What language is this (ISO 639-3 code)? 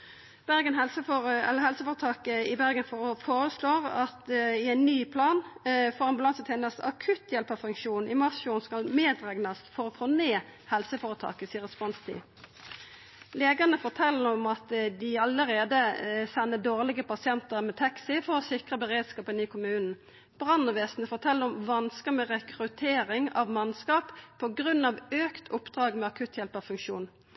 nno